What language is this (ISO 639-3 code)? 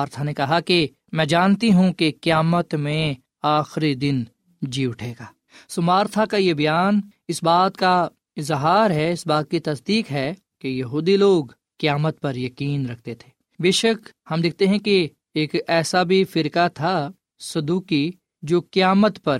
urd